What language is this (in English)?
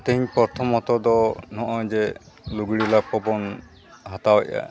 Santali